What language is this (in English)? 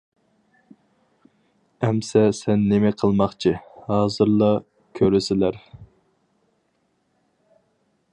Uyghur